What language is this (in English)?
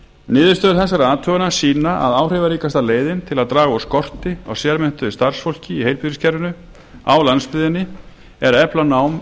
Icelandic